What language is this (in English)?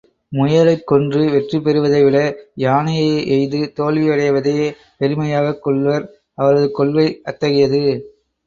Tamil